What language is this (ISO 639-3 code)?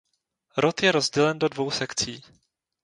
ces